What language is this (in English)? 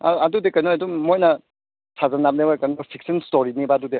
Manipuri